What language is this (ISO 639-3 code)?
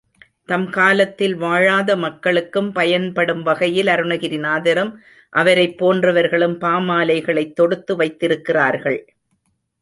tam